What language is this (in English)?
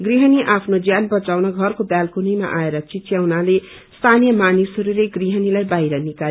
Nepali